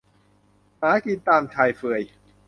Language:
Thai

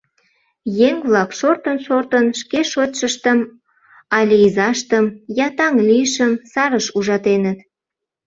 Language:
Mari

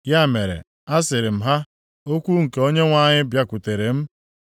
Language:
Igbo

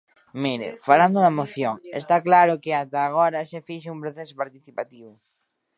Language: Galician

